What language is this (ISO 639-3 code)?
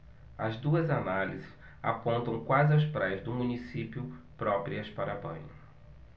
por